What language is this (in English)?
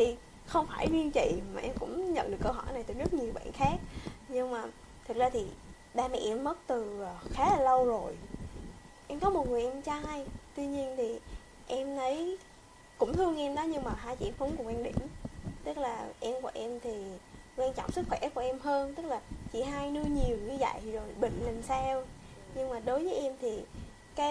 Vietnamese